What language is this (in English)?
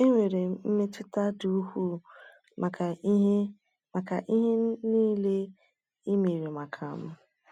Igbo